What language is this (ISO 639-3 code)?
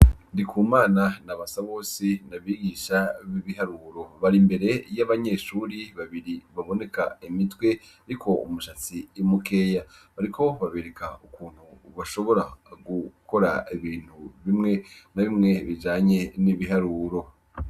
run